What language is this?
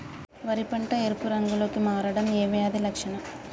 Telugu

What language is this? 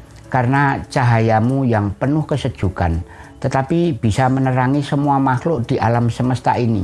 Indonesian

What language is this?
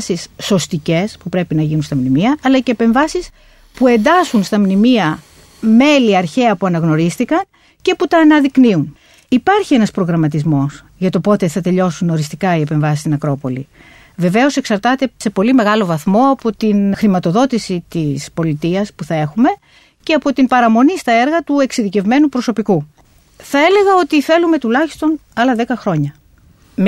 Greek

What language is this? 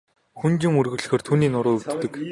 Mongolian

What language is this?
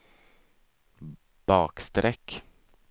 Swedish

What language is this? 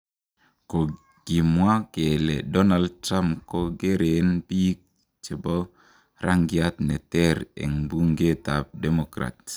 Kalenjin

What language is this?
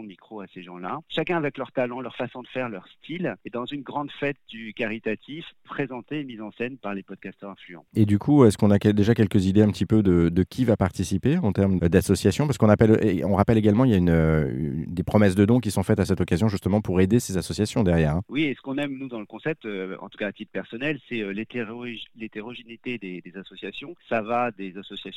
French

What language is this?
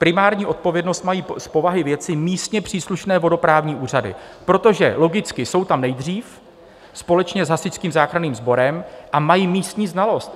Czech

